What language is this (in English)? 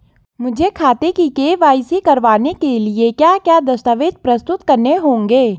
Hindi